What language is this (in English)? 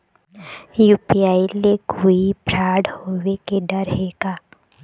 Chhattisgarhi